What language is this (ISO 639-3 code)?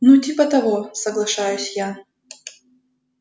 rus